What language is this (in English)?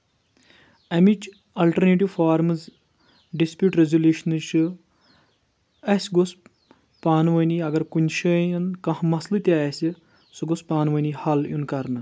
Kashmiri